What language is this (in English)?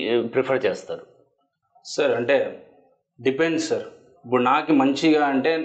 Telugu